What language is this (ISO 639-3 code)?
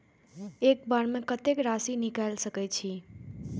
mai